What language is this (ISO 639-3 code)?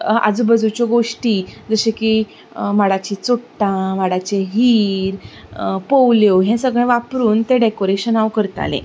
kok